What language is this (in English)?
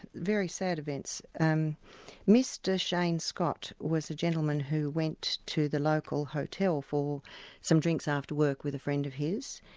English